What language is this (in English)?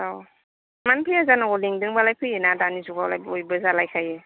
Bodo